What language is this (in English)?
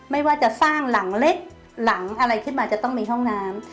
Thai